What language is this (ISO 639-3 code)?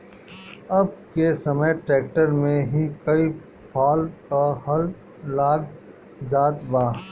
bho